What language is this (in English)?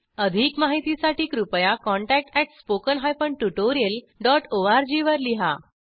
Marathi